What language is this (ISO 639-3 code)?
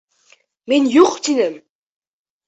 bak